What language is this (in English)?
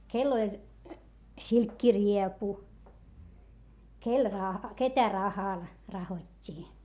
Finnish